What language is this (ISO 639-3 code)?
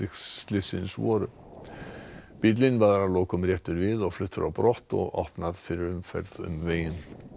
isl